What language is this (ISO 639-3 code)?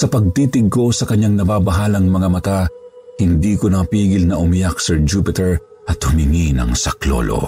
fil